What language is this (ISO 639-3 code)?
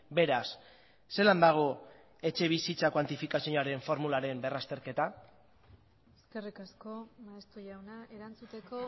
eus